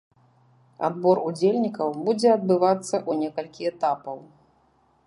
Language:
Belarusian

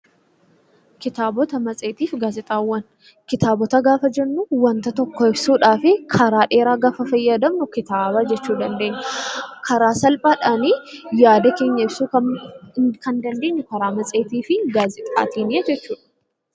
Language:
Oromo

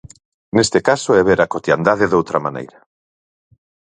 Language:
Galician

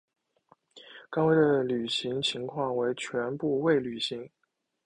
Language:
Chinese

